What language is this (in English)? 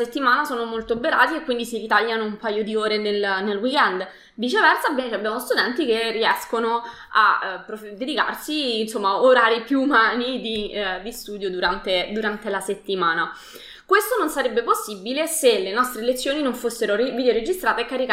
Italian